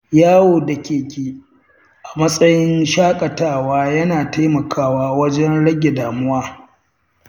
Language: Hausa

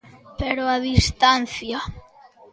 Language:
Galician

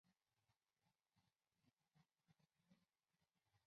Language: Chinese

